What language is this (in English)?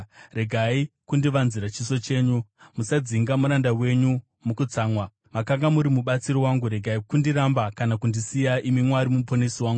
Shona